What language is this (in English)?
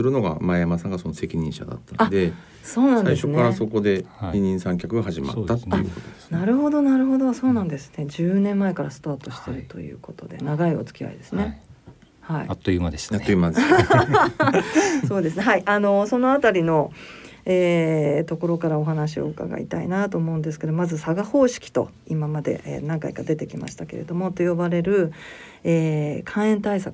Japanese